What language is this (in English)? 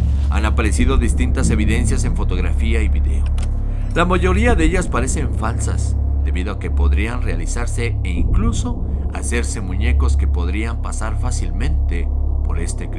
Spanish